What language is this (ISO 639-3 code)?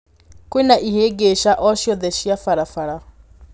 kik